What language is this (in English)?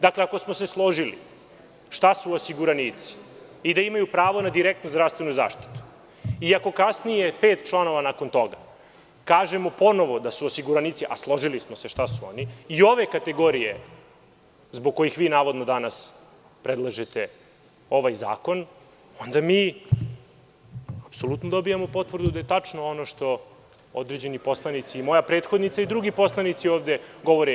Serbian